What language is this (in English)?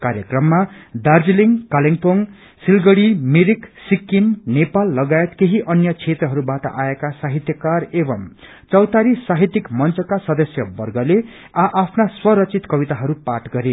Nepali